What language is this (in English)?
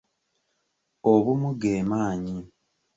Ganda